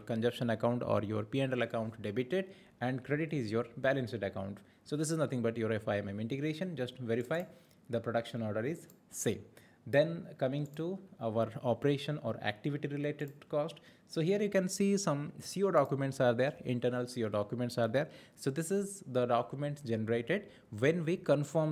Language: English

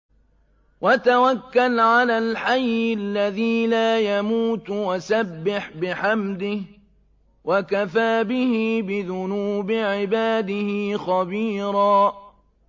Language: Arabic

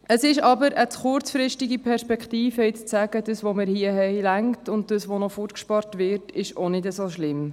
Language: Swiss German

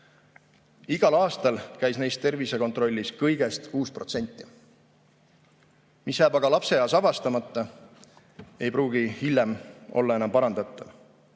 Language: Estonian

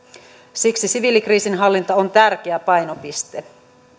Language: Finnish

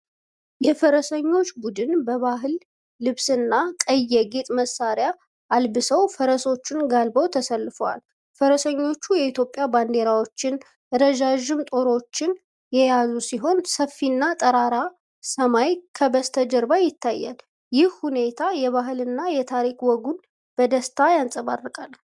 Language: Amharic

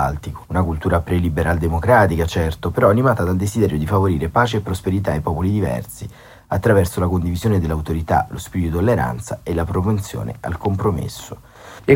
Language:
Italian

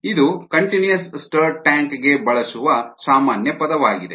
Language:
Kannada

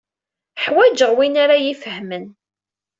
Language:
Kabyle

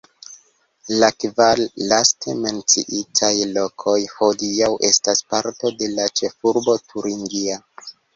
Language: Esperanto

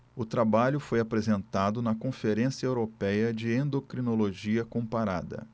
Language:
Portuguese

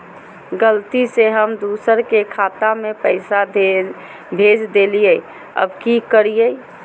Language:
Magahi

